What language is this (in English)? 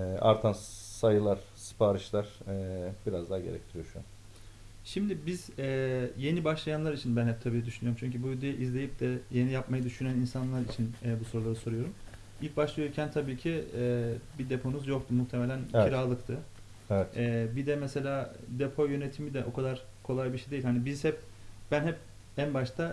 Turkish